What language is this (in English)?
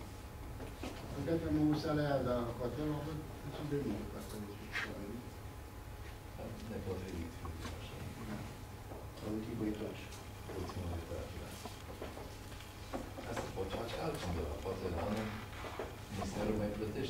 Romanian